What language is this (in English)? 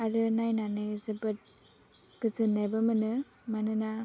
Bodo